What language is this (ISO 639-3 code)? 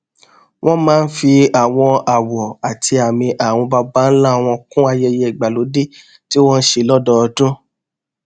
yor